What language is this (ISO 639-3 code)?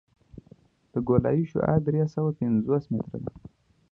pus